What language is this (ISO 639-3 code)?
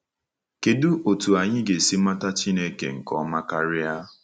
ibo